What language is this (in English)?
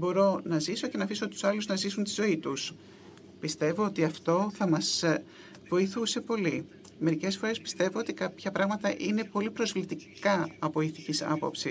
Greek